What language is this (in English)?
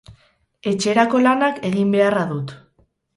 Basque